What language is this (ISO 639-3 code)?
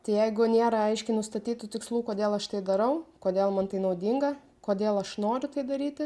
lit